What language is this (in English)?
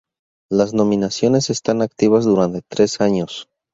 Spanish